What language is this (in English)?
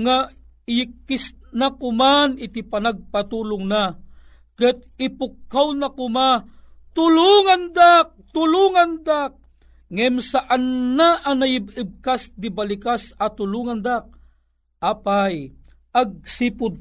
Filipino